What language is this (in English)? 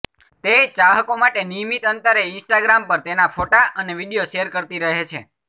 Gujarati